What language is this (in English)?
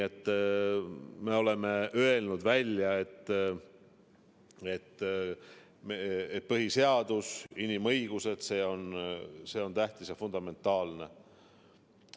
Estonian